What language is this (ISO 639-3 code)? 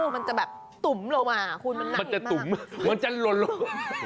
tha